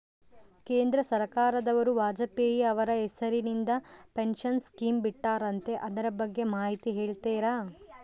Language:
Kannada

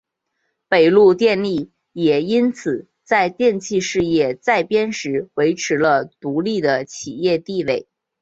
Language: Chinese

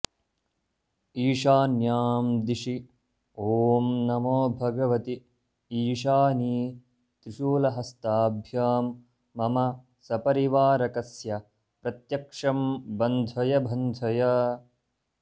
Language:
Sanskrit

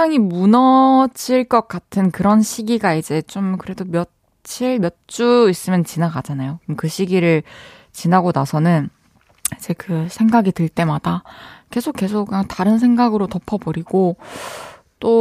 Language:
Korean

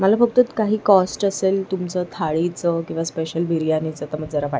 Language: Marathi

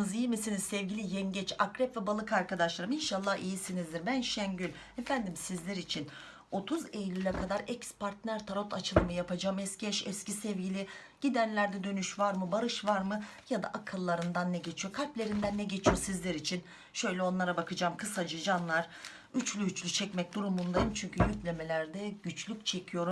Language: Turkish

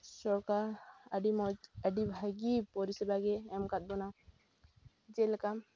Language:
Santali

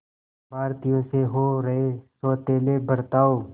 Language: Hindi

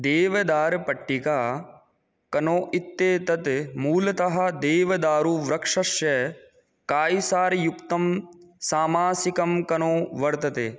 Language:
Sanskrit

